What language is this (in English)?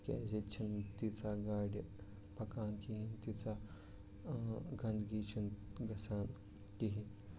Kashmiri